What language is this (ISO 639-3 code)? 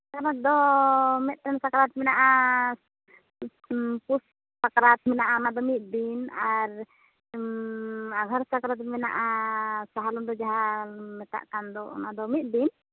sat